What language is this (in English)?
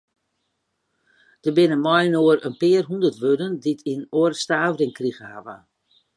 Western Frisian